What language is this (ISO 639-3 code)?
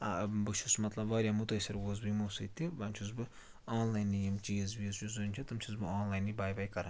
kas